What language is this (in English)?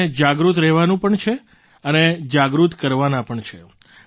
Gujarati